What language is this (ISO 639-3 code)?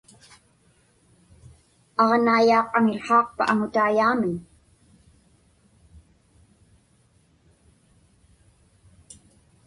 ipk